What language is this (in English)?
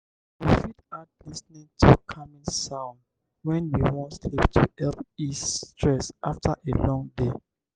Nigerian Pidgin